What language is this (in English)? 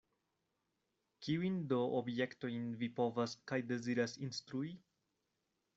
Esperanto